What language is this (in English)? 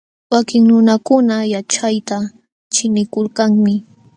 Jauja Wanca Quechua